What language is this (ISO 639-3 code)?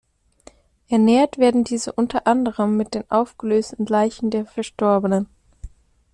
deu